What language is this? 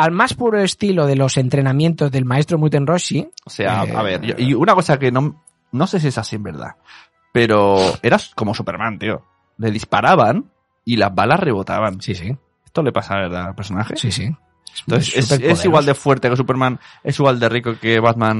Spanish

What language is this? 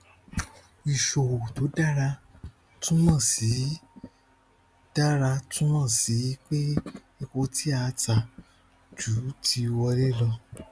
Yoruba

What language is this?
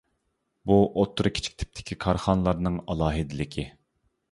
Uyghur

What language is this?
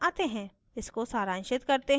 Hindi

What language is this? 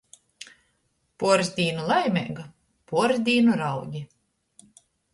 Latgalian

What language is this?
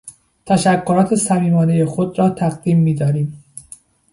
Persian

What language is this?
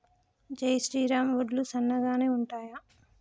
Telugu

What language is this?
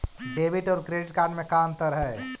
Magahi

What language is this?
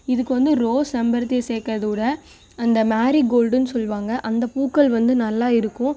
Tamil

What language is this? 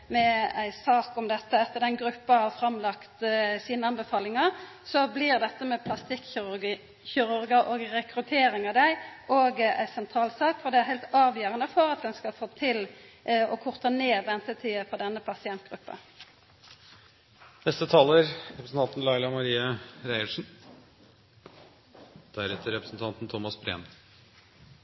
Norwegian Nynorsk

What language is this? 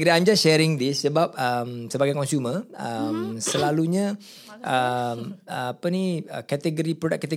Malay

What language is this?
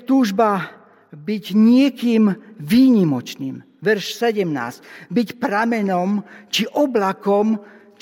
Slovak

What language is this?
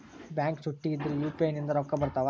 Kannada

